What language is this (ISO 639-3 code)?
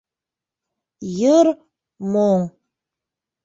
bak